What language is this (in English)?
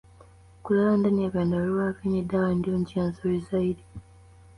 Swahili